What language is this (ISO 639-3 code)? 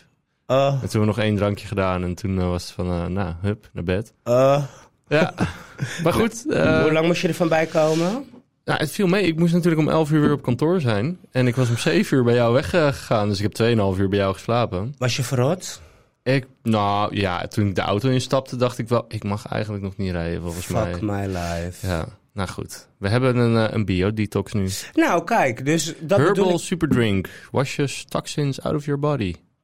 nld